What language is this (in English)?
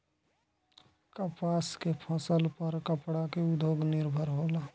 Bhojpuri